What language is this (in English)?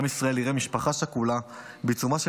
Hebrew